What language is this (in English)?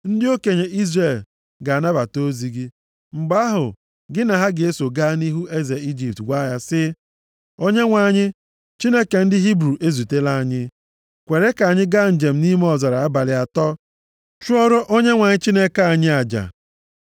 Igbo